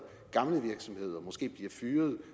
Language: Danish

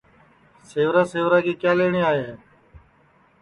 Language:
Sansi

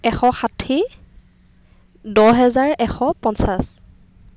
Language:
Assamese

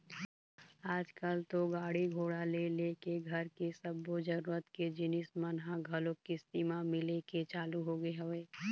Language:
Chhattisgarhi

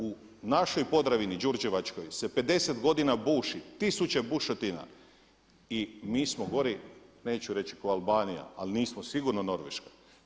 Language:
Croatian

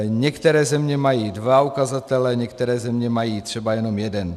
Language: Czech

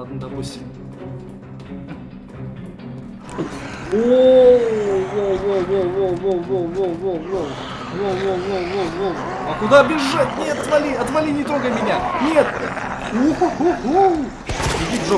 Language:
Russian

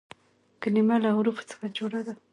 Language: Pashto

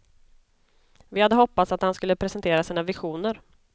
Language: Swedish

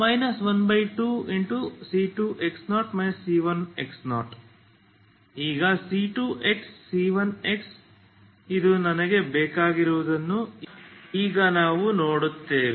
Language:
Kannada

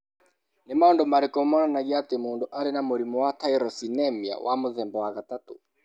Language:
Kikuyu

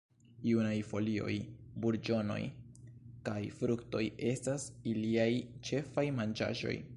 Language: Esperanto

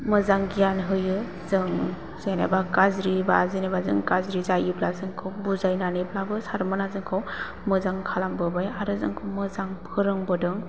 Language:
Bodo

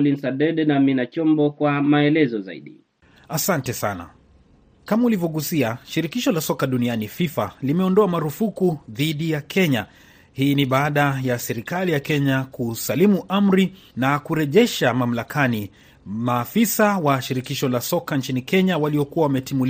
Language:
Swahili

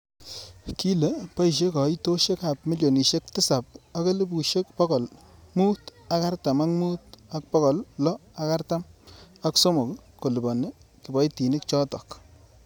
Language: Kalenjin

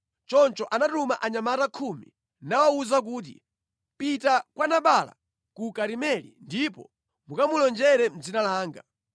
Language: Nyanja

